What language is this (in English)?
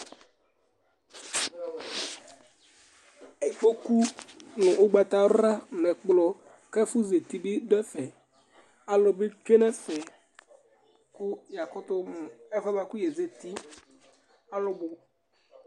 Ikposo